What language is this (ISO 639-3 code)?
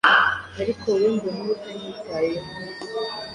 kin